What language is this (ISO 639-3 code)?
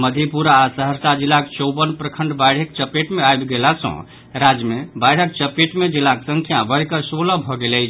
mai